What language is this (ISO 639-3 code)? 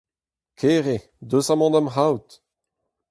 bre